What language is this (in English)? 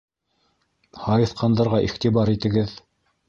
Bashkir